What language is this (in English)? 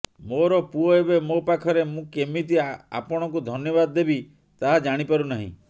Odia